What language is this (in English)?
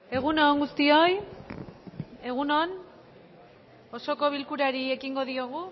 Basque